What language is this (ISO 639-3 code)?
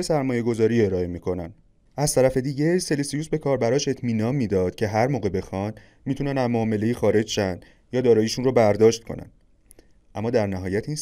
fas